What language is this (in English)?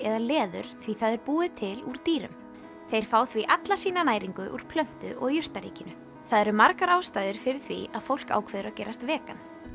Icelandic